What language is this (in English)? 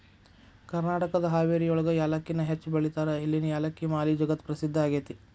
Kannada